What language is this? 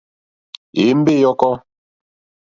Mokpwe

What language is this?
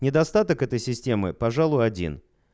Russian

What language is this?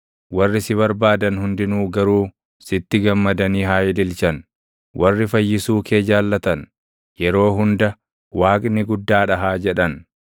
Oromo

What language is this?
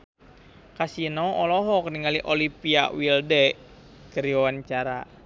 Sundanese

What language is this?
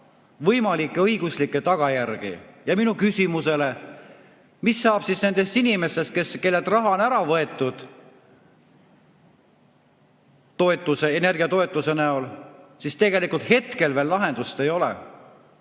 Estonian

